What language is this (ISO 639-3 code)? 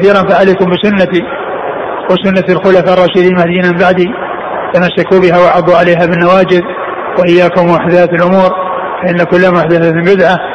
ara